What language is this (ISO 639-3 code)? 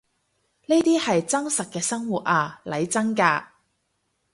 yue